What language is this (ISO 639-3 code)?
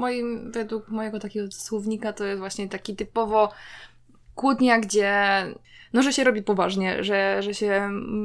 pol